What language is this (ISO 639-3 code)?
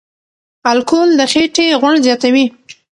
pus